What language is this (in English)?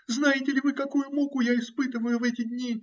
Russian